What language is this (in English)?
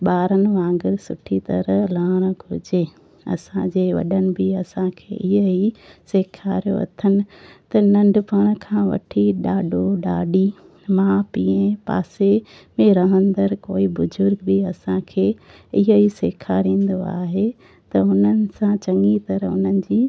Sindhi